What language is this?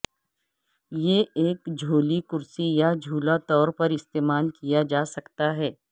Urdu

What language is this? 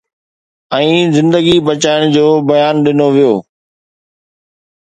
Sindhi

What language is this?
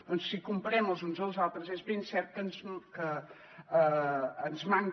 Catalan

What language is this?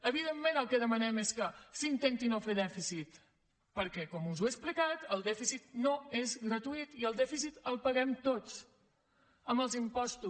Catalan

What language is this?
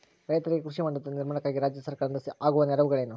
Kannada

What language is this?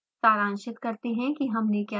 Hindi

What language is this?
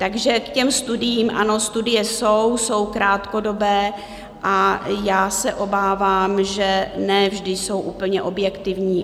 Czech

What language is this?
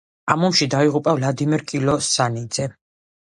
Georgian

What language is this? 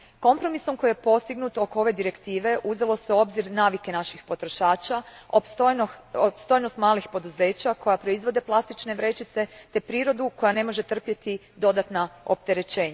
Croatian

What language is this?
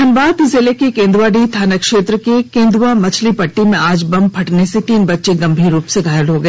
Hindi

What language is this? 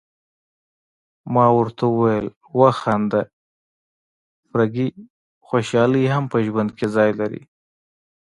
Pashto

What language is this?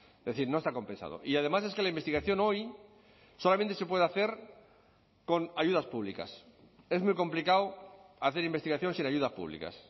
Spanish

